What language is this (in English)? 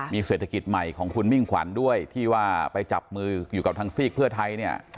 Thai